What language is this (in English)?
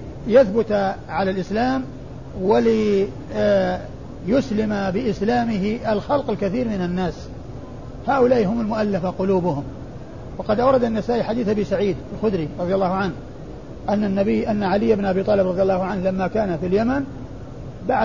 Arabic